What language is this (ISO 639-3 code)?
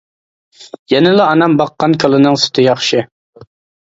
uig